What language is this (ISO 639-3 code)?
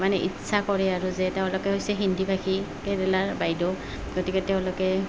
asm